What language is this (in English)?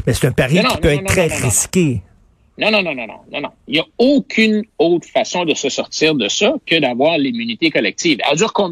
French